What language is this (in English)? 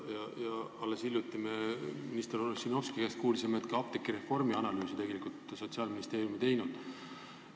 Estonian